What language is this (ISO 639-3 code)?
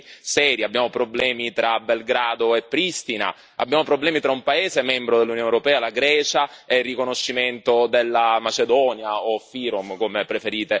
ita